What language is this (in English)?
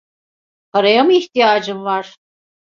Turkish